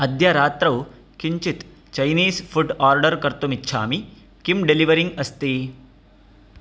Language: Sanskrit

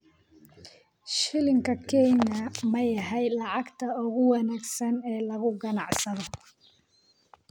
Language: Somali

